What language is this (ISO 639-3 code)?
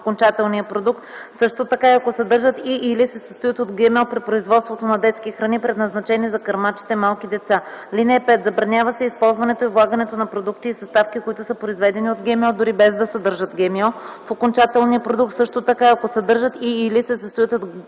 bul